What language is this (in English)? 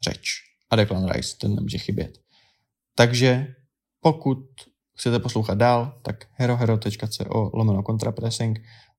Czech